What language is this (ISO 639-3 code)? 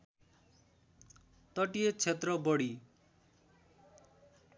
nep